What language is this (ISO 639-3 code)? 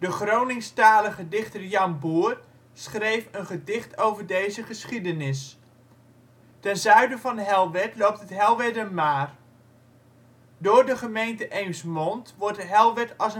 nld